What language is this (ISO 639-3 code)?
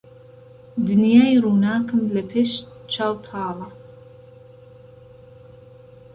ckb